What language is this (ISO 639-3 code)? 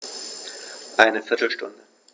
deu